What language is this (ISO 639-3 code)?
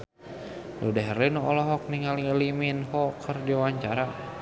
sun